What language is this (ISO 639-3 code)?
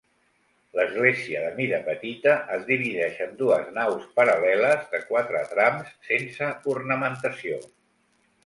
cat